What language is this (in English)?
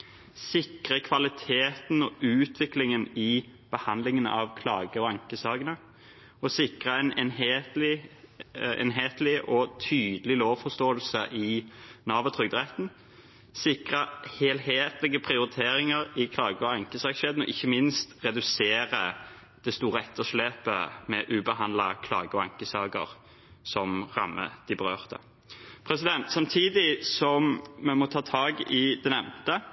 Norwegian Bokmål